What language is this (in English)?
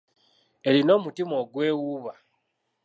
Ganda